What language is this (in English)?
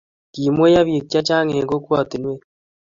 Kalenjin